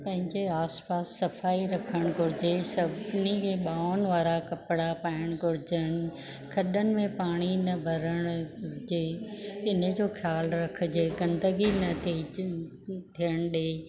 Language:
Sindhi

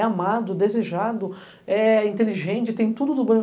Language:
Portuguese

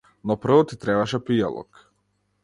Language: Macedonian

